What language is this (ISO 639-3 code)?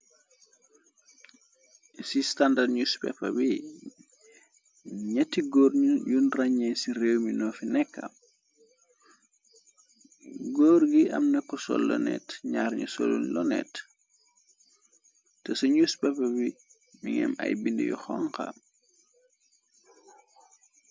wol